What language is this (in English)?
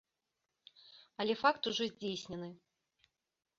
Belarusian